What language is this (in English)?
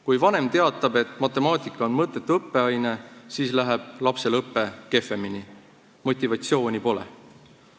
Estonian